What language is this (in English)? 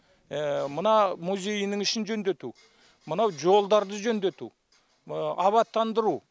Kazakh